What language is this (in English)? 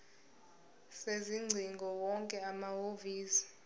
Zulu